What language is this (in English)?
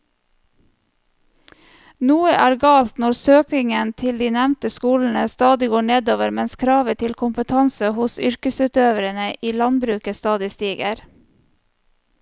Norwegian